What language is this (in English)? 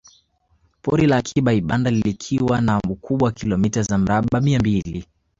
Swahili